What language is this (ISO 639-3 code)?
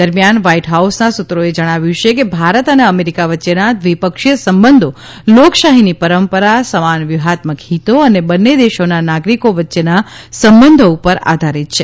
guj